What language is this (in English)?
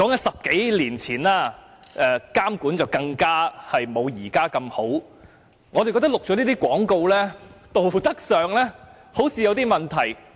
Cantonese